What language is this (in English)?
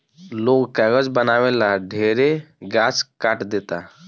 Bhojpuri